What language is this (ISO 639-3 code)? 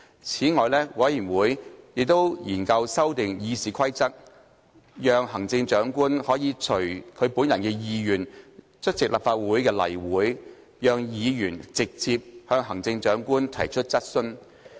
yue